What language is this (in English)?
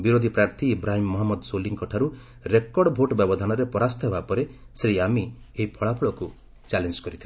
Odia